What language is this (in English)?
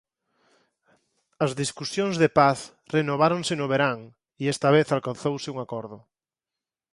Galician